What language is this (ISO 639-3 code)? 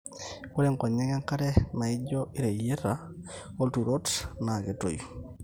mas